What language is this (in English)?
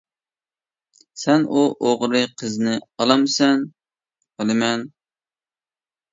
Uyghur